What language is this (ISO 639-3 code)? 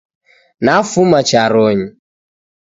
dav